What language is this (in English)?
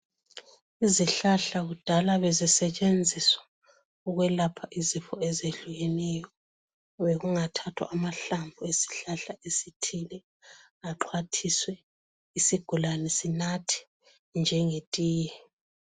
North Ndebele